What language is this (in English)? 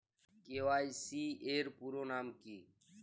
Bangla